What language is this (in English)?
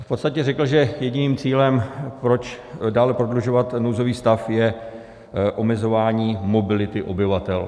Czech